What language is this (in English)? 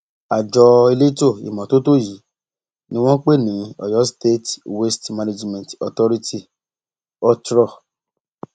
Yoruba